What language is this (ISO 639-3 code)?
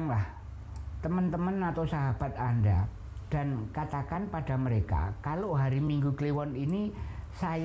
ind